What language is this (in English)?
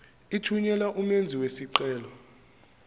Zulu